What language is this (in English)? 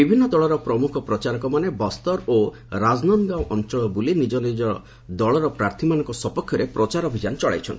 Odia